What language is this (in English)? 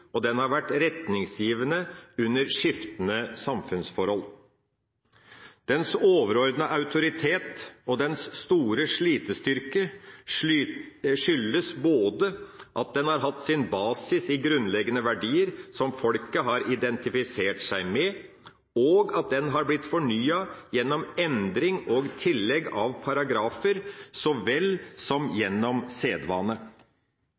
Norwegian Bokmål